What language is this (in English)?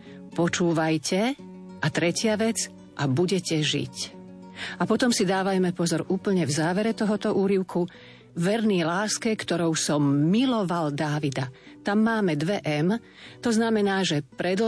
Slovak